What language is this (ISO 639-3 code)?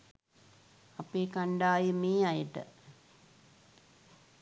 sin